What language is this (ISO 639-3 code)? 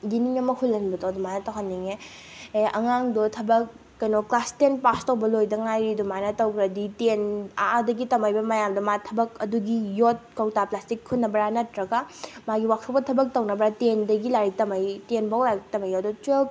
mni